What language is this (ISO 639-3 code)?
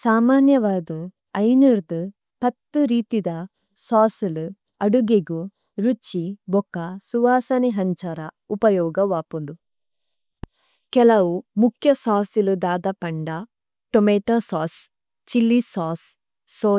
tcy